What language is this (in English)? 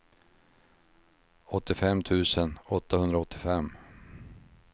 Swedish